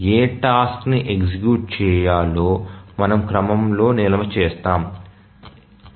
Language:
Telugu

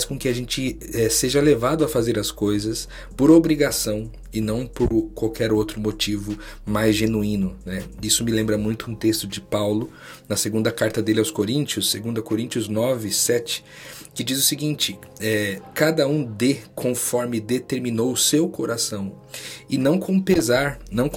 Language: Portuguese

